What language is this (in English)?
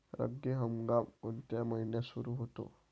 Marathi